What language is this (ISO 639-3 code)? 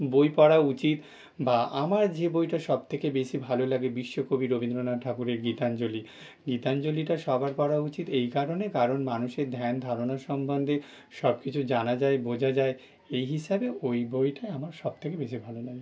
ben